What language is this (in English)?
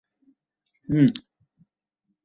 Bangla